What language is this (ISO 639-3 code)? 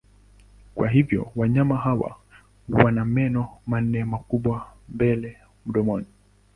swa